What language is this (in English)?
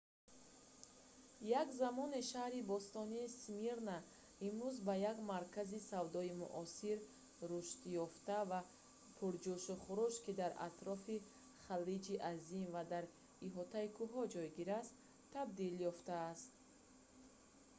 Tajik